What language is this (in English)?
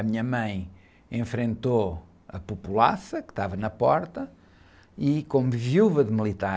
Portuguese